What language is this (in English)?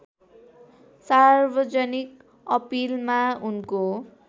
Nepali